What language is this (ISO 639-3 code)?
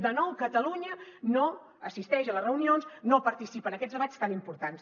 cat